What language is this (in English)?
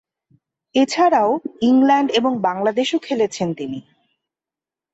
Bangla